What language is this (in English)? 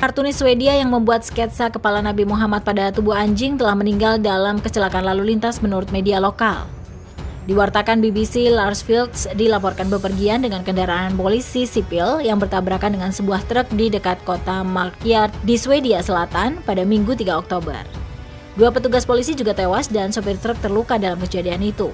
Indonesian